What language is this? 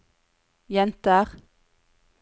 Norwegian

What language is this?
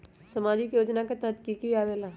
Magahi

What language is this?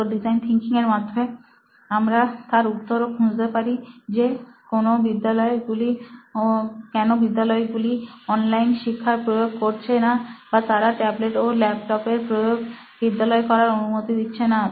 Bangla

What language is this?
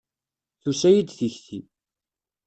Kabyle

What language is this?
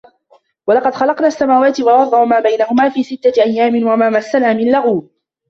Arabic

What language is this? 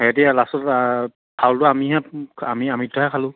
Assamese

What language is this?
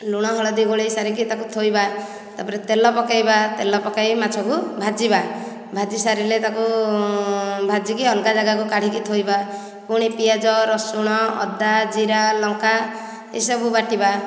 Odia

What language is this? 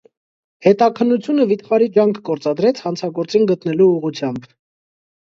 Armenian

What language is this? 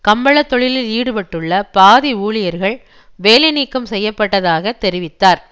Tamil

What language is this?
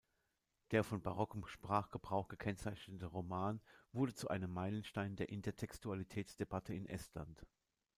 German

